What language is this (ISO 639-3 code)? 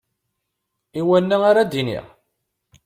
kab